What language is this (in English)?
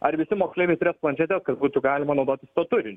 Lithuanian